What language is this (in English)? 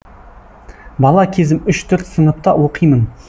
Kazakh